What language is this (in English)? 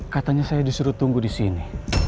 Indonesian